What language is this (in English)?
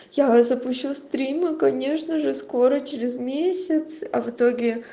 Russian